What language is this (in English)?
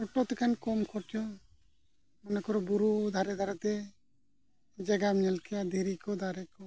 Santali